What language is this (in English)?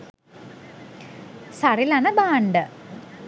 Sinhala